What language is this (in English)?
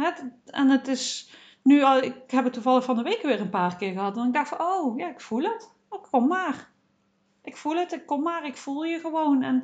Dutch